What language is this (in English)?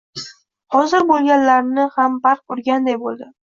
Uzbek